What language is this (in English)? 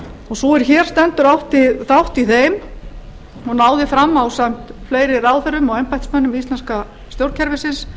Icelandic